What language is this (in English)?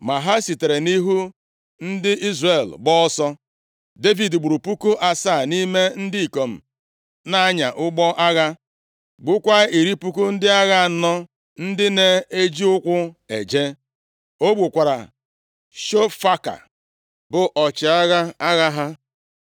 Igbo